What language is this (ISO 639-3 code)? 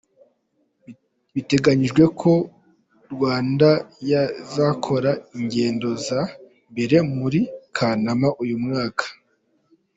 kin